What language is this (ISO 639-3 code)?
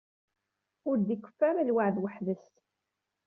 kab